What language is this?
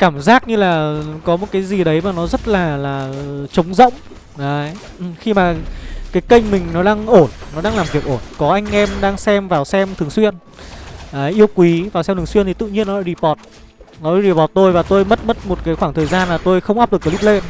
Vietnamese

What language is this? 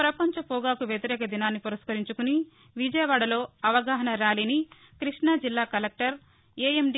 Telugu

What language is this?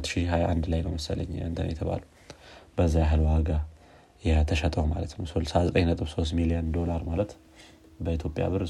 Amharic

